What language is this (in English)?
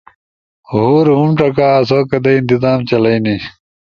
Ushojo